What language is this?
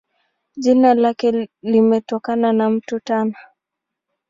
Swahili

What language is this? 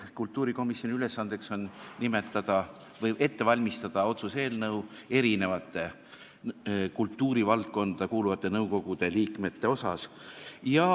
Estonian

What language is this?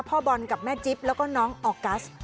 Thai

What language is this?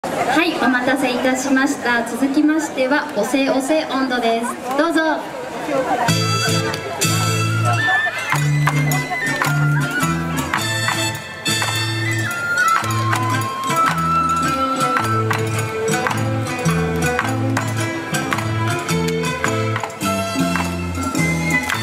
Japanese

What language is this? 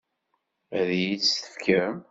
Kabyle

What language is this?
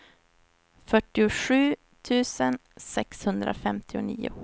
Swedish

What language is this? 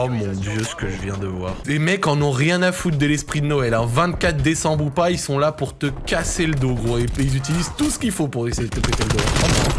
French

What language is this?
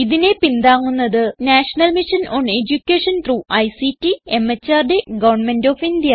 Malayalam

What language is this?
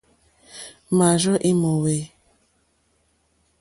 Mokpwe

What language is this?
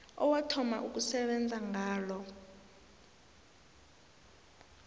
South Ndebele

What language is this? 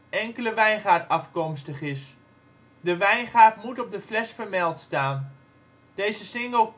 Dutch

